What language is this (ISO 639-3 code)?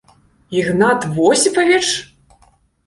bel